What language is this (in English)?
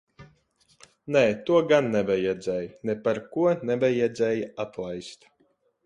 Latvian